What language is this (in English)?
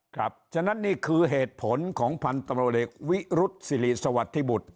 Thai